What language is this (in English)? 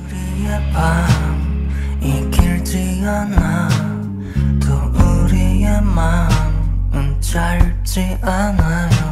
Korean